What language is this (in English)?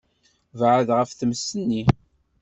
Kabyle